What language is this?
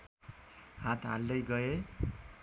Nepali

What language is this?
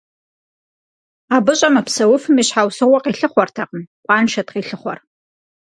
Kabardian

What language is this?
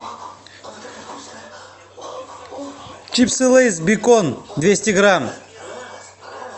Russian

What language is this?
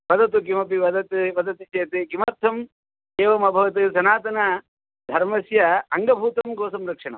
Sanskrit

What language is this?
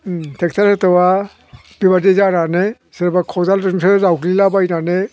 Bodo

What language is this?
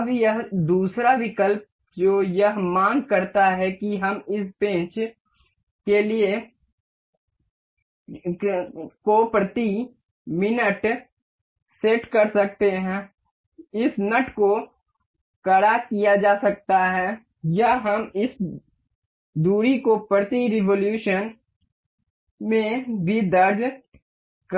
Hindi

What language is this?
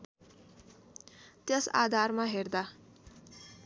Nepali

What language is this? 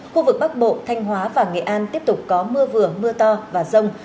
Vietnamese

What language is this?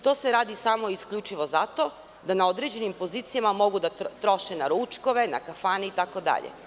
Serbian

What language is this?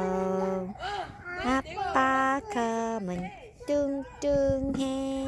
Korean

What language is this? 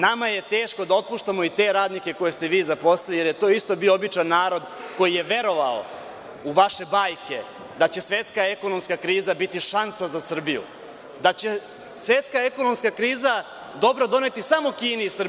Serbian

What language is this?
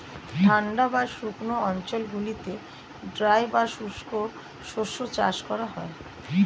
Bangla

